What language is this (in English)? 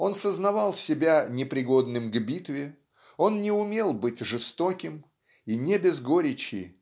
Russian